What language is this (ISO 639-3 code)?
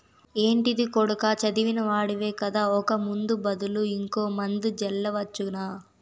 tel